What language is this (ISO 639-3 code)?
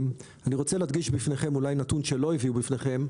heb